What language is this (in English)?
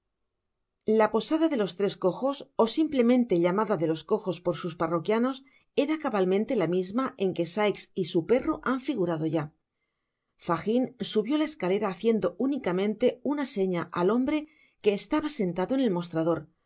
Spanish